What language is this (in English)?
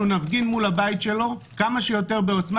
Hebrew